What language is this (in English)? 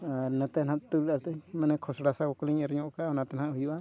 Santali